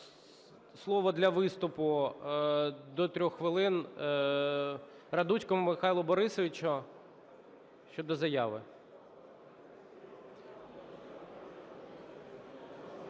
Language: Ukrainian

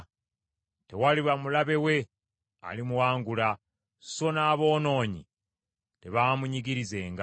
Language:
Ganda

